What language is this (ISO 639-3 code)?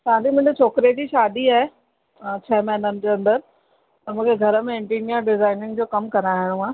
snd